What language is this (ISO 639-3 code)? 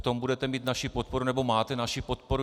ces